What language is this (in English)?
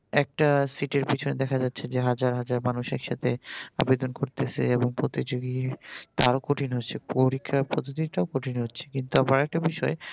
Bangla